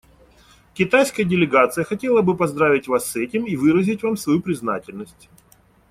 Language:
Russian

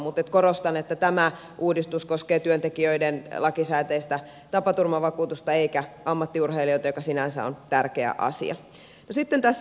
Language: Finnish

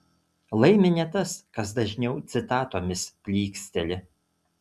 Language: Lithuanian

